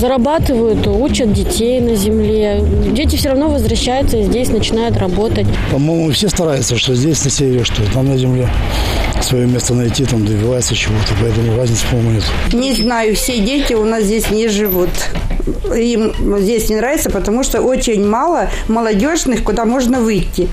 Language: Russian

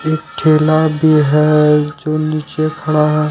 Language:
Hindi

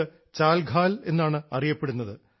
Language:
Malayalam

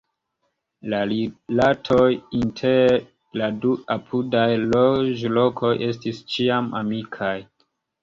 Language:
Esperanto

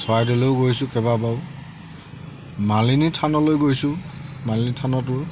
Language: Assamese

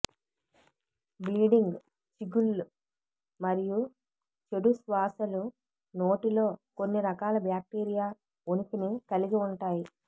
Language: Telugu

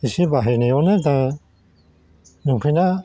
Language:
Bodo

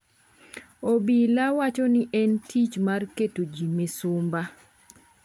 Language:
Luo (Kenya and Tanzania)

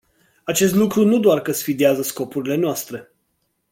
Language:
Romanian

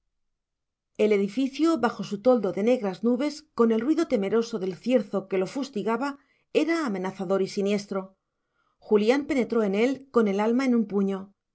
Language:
Spanish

